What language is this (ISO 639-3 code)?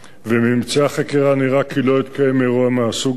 heb